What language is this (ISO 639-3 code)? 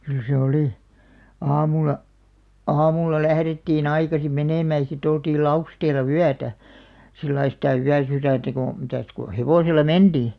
fin